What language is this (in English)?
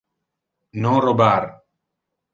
Interlingua